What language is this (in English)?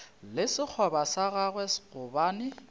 Northern Sotho